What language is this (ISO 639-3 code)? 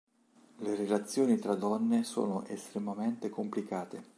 ita